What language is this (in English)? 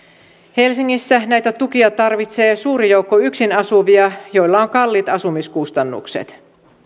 Finnish